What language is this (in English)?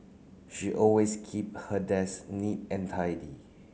English